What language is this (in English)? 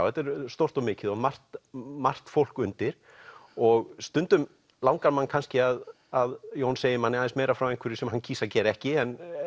Icelandic